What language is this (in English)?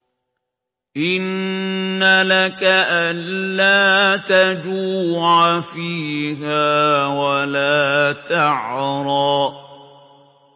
Arabic